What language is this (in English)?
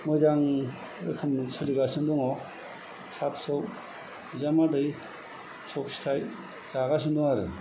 Bodo